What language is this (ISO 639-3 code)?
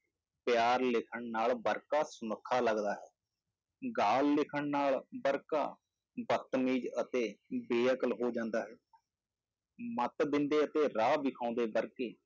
pan